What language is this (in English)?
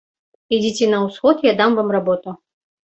Belarusian